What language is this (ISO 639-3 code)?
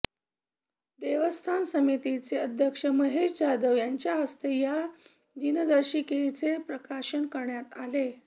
mar